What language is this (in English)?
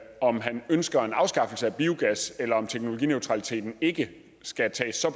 Danish